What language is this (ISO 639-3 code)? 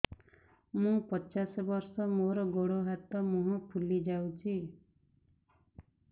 ori